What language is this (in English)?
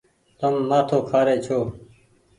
Goaria